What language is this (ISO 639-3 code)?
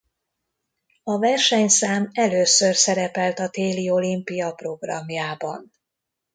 hun